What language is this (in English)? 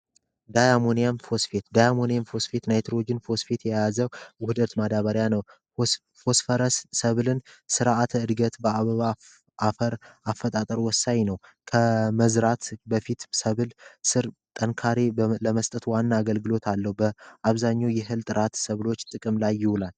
Amharic